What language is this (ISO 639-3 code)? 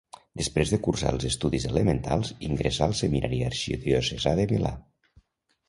cat